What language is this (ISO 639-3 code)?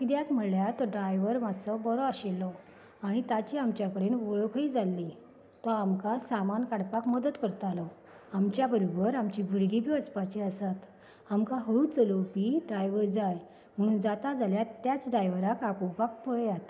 kok